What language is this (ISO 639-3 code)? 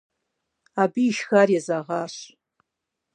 kbd